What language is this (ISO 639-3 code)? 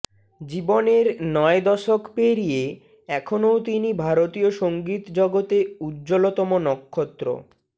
ben